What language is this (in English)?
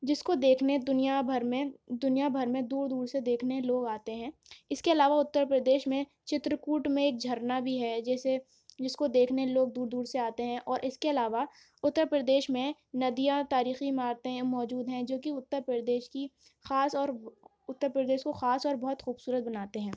Urdu